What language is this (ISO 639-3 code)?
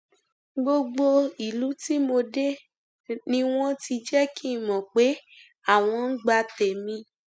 yor